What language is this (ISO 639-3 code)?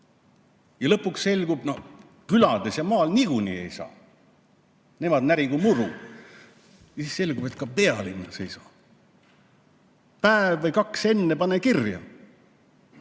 est